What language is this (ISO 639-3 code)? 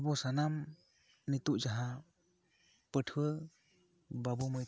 sat